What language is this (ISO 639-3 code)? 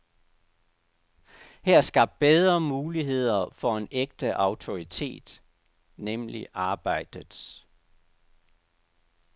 dan